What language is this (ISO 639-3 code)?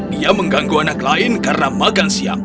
ind